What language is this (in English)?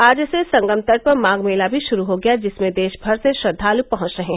Hindi